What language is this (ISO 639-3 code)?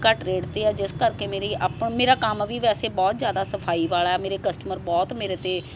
pan